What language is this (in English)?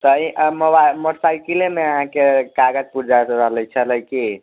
Maithili